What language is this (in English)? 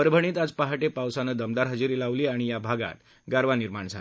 Marathi